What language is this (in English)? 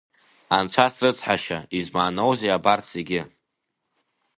Abkhazian